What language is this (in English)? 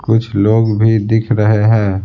Hindi